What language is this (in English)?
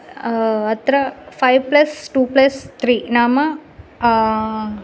Sanskrit